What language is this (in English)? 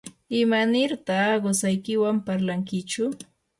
Yanahuanca Pasco Quechua